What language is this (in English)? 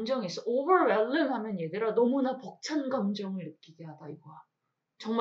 Korean